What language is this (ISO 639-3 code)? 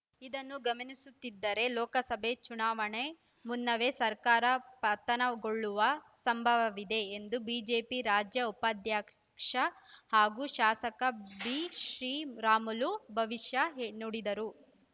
kan